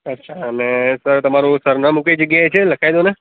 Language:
Gujarati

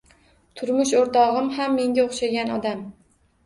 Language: Uzbek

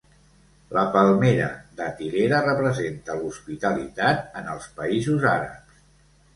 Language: Catalan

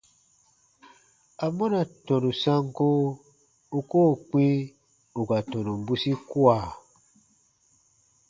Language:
Baatonum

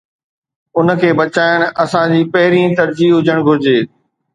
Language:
Sindhi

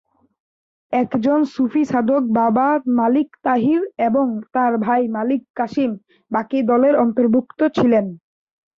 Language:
Bangla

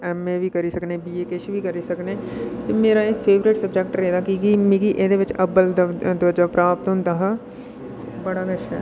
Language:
Dogri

